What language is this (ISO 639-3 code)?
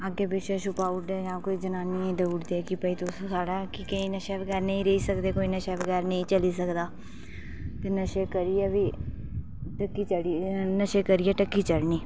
doi